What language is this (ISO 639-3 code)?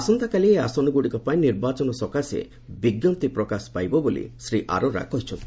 ori